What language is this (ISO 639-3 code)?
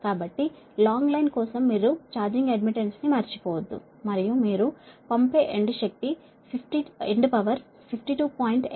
tel